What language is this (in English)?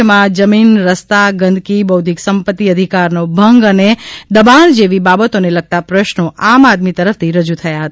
Gujarati